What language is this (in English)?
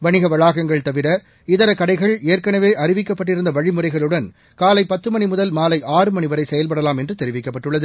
Tamil